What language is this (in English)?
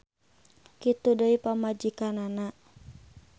Sundanese